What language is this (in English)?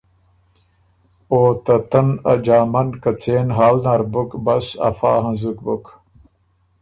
Ormuri